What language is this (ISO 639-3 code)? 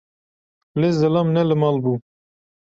kur